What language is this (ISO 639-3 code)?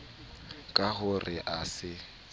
sot